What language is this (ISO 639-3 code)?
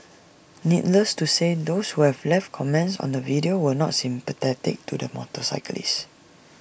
eng